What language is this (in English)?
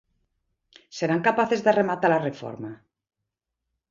Galician